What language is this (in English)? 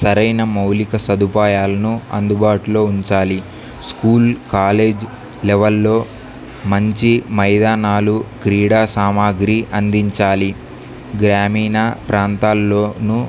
Telugu